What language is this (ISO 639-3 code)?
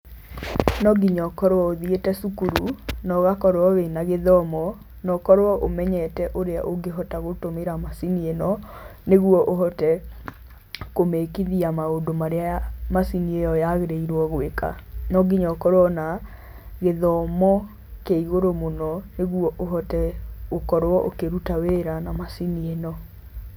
kik